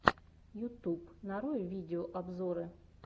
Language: Russian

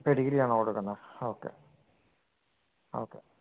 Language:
Malayalam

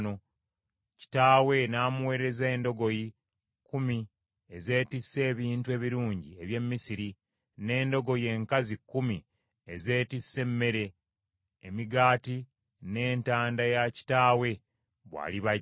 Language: Ganda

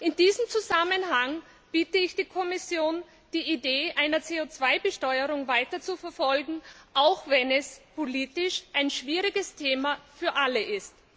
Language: German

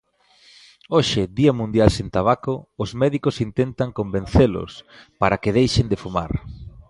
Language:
Galician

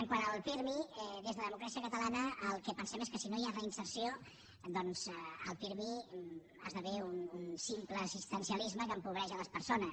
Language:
Catalan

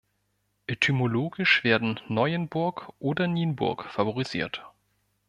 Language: German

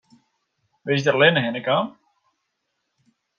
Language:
Western Frisian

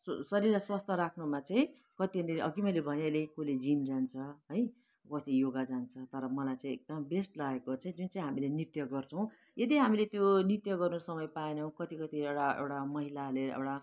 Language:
Nepali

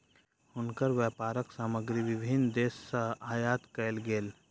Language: Maithili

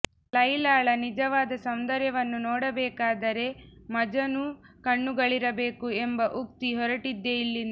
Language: Kannada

